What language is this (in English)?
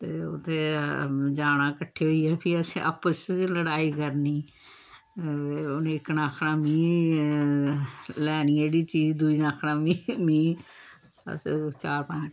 Dogri